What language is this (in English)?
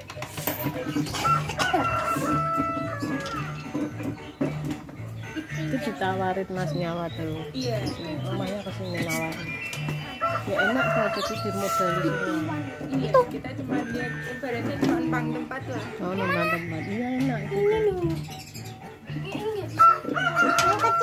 Indonesian